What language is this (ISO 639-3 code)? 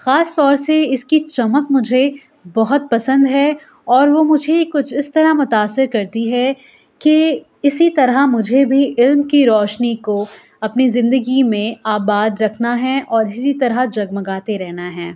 urd